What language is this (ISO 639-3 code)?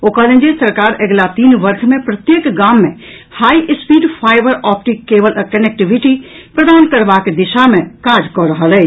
mai